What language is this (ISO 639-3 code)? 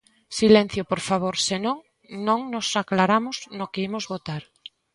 glg